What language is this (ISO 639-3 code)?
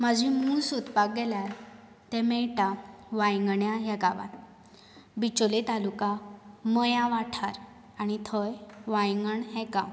kok